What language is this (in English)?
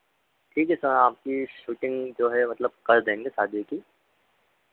Hindi